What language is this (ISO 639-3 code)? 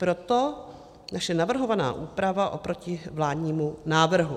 ces